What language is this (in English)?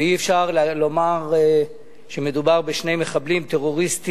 Hebrew